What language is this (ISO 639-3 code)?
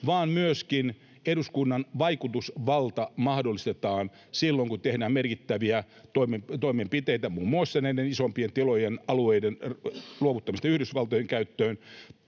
fin